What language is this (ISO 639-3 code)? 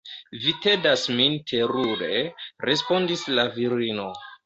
epo